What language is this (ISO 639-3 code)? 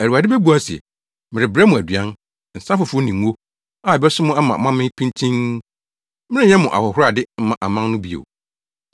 aka